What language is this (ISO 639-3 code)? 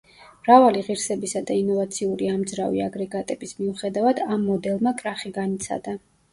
kat